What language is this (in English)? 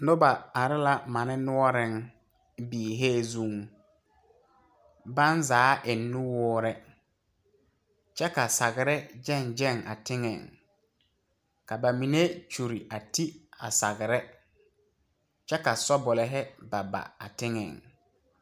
Southern Dagaare